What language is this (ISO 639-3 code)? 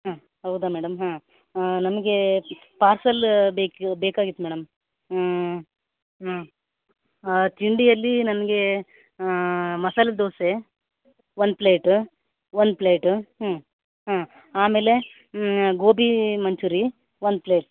kan